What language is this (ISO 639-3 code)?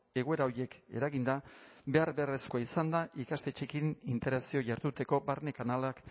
eus